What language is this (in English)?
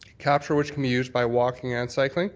English